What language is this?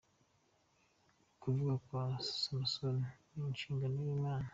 Kinyarwanda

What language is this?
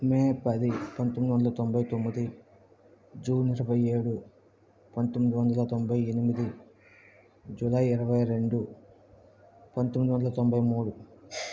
Telugu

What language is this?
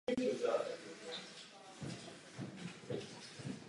Czech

